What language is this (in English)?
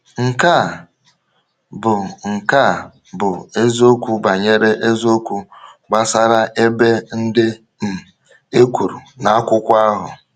Igbo